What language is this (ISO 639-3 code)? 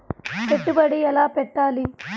tel